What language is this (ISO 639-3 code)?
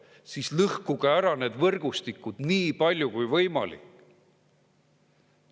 est